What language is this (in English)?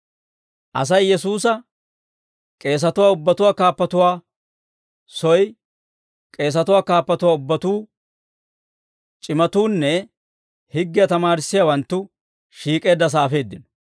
Dawro